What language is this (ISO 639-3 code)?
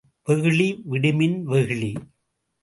tam